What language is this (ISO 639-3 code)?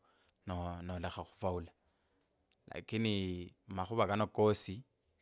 lkb